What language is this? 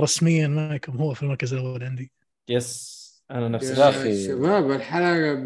Arabic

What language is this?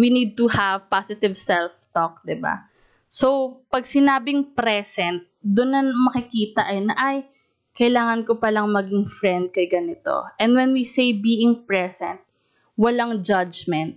Filipino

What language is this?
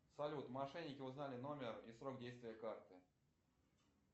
Russian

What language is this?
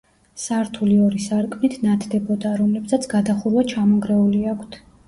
Georgian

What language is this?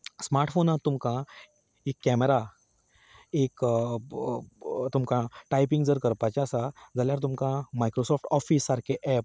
Konkani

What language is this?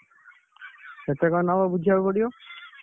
Odia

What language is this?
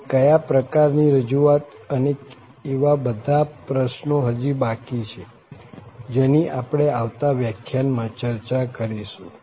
Gujarati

